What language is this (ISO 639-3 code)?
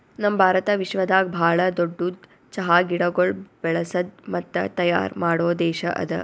kan